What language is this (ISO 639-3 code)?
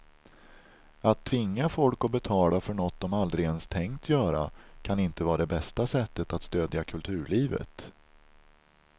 swe